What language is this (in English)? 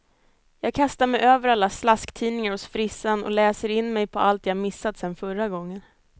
Swedish